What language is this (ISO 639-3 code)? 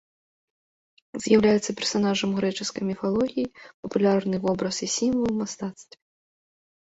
bel